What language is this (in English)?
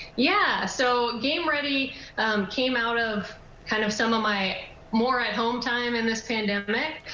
English